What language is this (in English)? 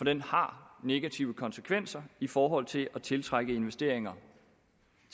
Danish